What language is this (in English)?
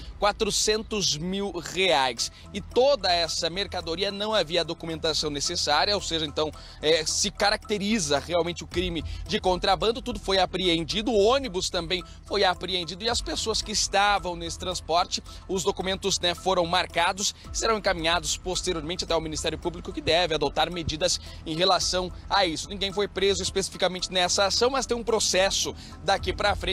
Portuguese